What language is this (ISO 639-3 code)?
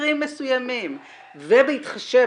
heb